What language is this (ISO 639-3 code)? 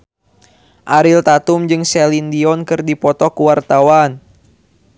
sun